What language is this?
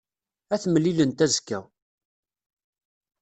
Kabyle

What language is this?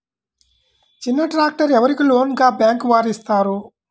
Telugu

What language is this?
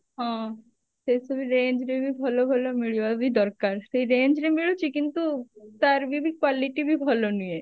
Odia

